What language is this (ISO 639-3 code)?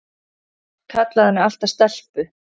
isl